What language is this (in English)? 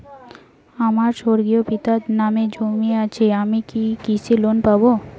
Bangla